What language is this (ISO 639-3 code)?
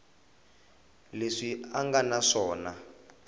tso